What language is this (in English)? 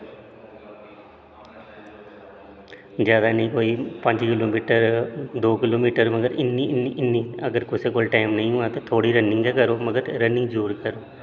Dogri